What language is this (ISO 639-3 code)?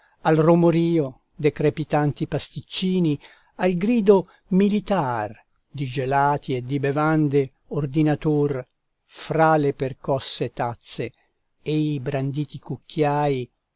ita